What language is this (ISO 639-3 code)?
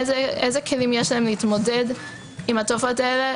heb